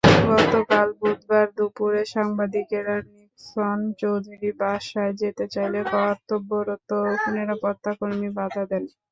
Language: Bangla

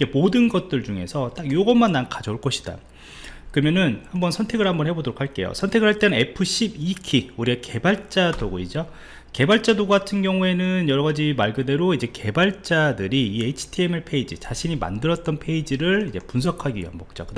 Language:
Korean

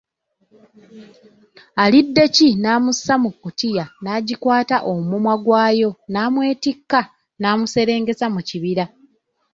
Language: Ganda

